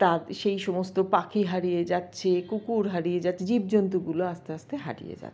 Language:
Bangla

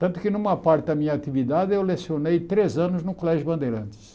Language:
Portuguese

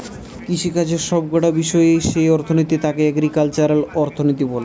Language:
Bangla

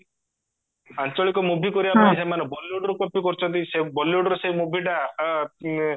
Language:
Odia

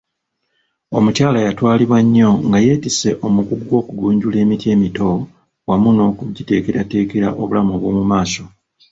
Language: Ganda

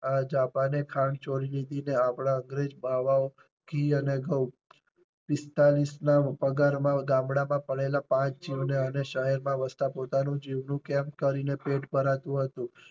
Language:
Gujarati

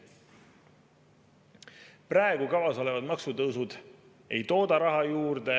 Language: Estonian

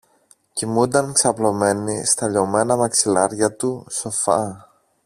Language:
Greek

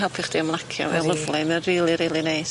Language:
Welsh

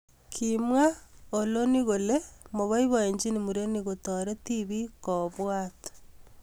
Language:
Kalenjin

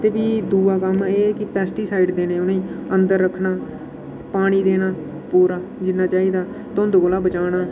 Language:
Dogri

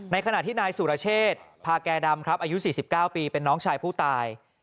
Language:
Thai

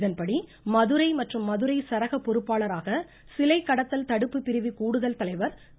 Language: Tamil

